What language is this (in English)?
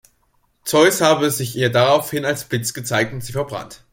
German